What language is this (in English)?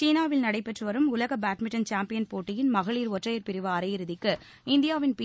Tamil